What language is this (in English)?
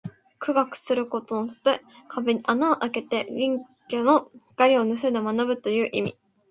Japanese